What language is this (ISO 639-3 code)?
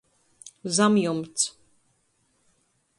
ltg